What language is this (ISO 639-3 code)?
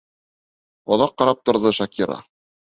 bak